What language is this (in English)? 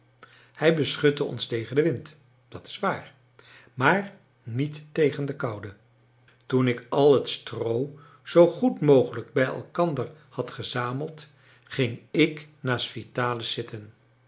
Dutch